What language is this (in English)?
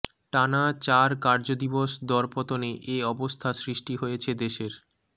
Bangla